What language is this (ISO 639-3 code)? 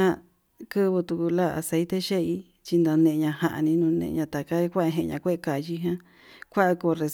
mab